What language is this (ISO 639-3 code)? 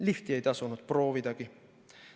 est